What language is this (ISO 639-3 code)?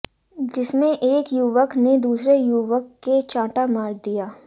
hin